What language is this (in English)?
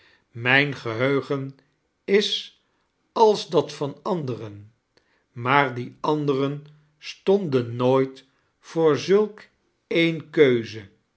Dutch